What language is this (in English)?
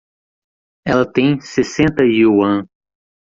Portuguese